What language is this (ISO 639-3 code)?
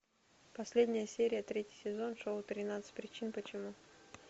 rus